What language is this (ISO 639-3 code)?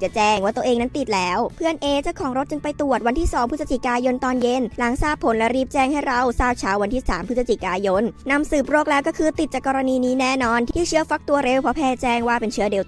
tha